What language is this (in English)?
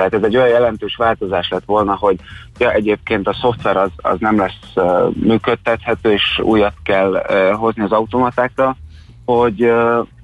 Hungarian